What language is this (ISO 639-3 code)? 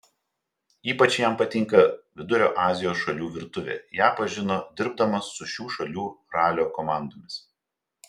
lit